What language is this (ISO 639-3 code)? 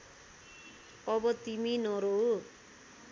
nep